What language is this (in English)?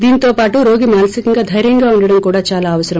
Telugu